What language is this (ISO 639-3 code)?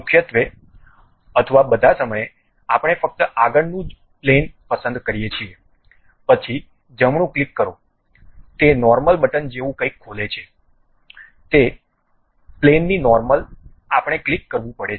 guj